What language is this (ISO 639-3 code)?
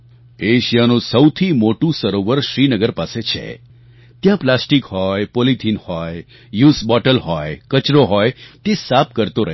guj